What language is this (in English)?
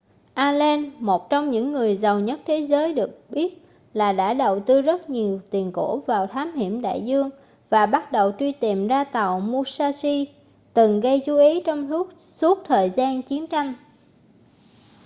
Vietnamese